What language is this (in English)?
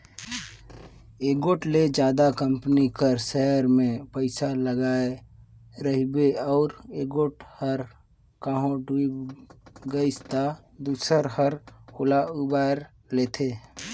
Chhattisgarhi